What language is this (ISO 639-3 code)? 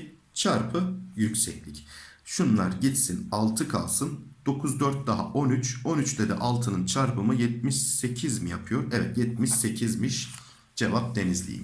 tur